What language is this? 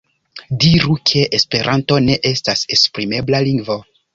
Esperanto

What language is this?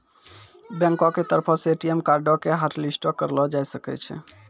Maithili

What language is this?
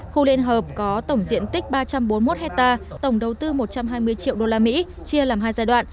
Vietnamese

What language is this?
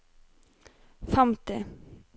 Norwegian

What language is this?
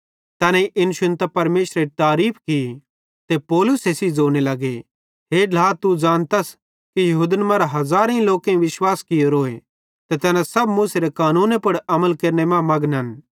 Bhadrawahi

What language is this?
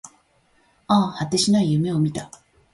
Japanese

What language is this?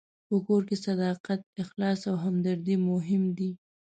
Pashto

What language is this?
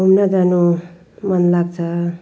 Nepali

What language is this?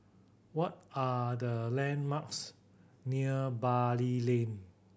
English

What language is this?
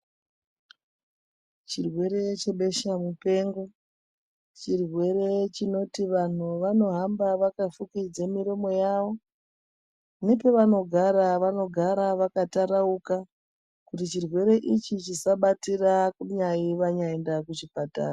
Ndau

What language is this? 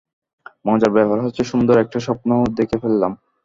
Bangla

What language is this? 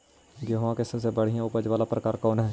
Magahi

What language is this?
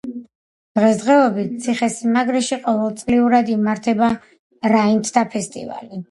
Georgian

